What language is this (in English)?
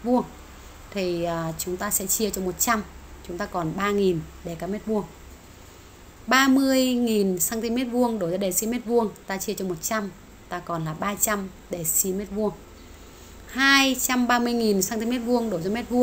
Vietnamese